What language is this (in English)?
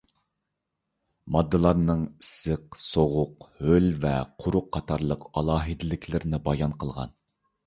Uyghur